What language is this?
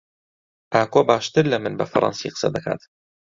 Central Kurdish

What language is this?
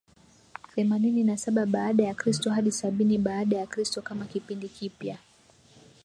Swahili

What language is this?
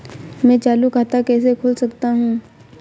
Hindi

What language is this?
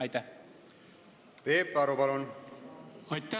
Estonian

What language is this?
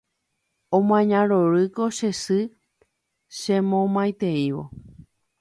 Guarani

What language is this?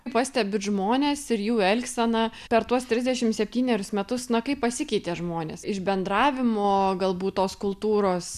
Lithuanian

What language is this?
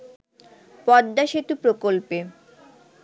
Bangla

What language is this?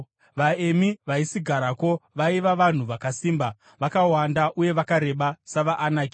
Shona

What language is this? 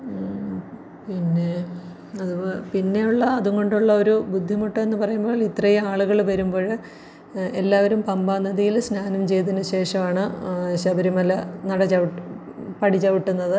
Malayalam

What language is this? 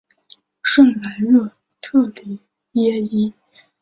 Chinese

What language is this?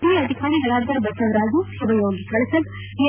Kannada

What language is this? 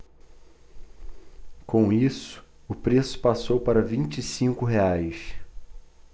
Portuguese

